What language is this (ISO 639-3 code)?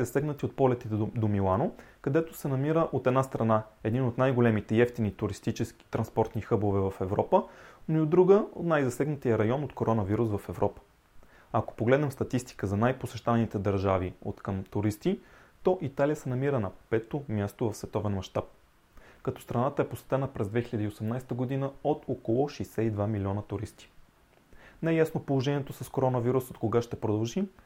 bul